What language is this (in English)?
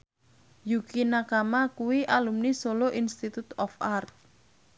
Javanese